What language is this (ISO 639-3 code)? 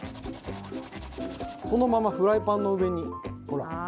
jpn